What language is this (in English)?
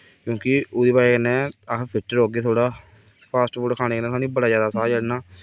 Dogri